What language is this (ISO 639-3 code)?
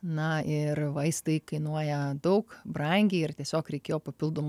lit